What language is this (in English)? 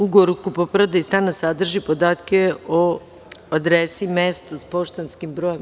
Serbian